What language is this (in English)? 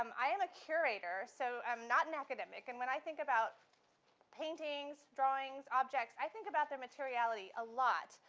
English